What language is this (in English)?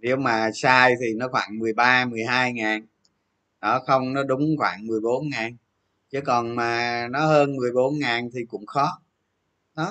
Vietnamese